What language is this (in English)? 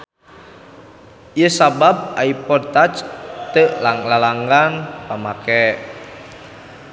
Sundanese